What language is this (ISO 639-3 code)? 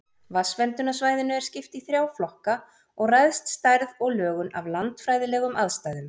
isl